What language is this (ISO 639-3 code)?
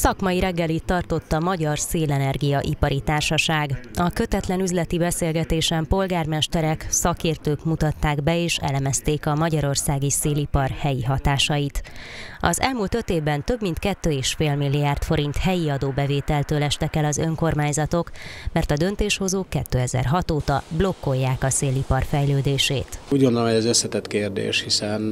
hun